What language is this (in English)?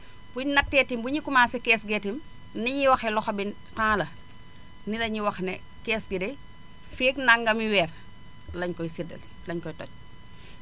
Wolof